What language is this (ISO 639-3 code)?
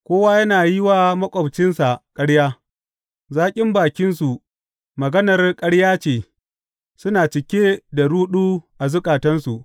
hau